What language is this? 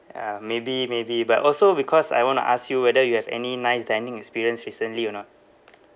English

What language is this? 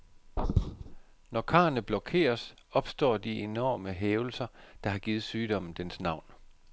Danish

